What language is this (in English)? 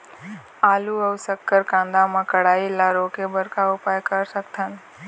Chhattisgarhi